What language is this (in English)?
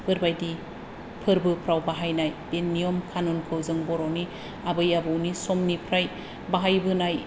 Bodo